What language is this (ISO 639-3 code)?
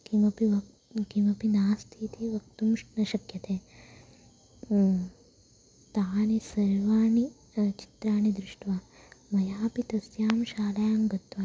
san